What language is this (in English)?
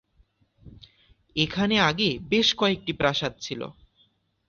Bangla